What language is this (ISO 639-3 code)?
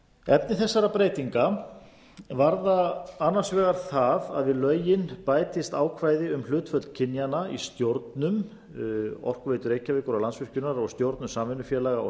isl